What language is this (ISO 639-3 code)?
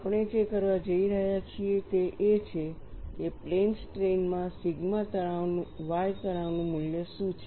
guj